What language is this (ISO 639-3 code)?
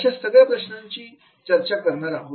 mar